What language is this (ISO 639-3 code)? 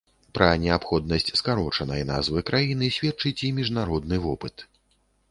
bel